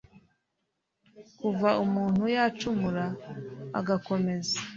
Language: Kinyarwanda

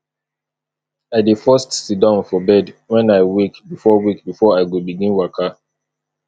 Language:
Nigerian Pidgin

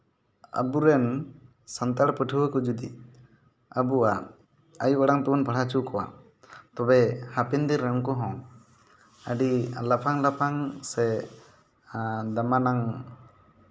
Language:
Santali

